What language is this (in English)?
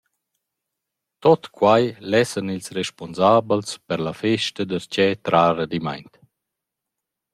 Romansh